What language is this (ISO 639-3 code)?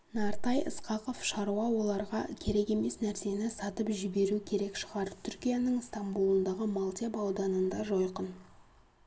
kaz